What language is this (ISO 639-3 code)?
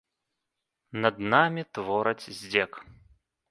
bel